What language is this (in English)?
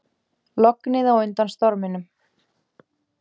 Icelandic